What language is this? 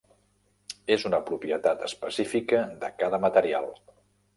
Catalan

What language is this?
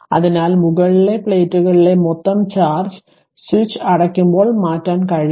Malayalam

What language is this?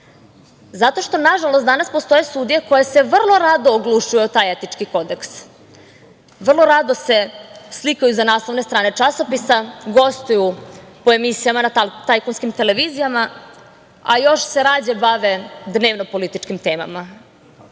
Serbian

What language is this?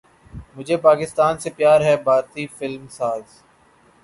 Urdu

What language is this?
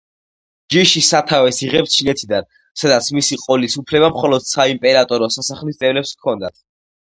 Georgian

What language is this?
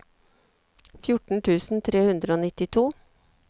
Norwegian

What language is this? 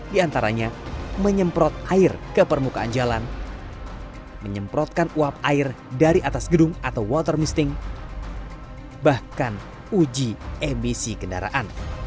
Indonesian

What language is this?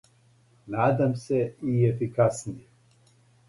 Serbian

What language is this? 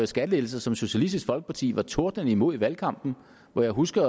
Danish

